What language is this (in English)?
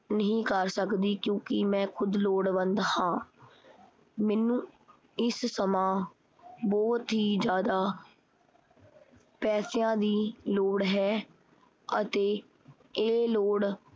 Punjabi